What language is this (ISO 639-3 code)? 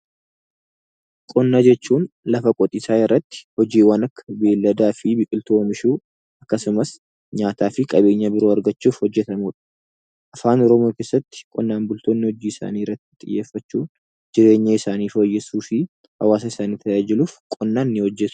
orm